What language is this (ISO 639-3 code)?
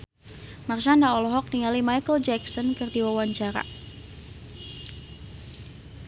sun